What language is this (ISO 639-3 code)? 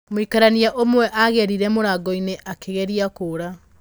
kik